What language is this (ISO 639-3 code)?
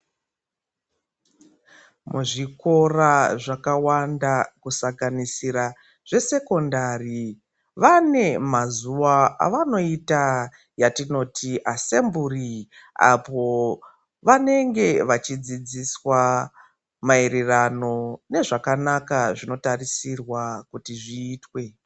ndc